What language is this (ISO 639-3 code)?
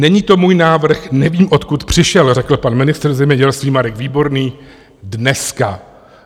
ces